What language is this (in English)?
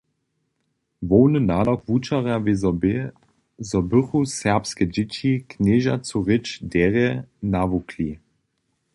Upper Sorbian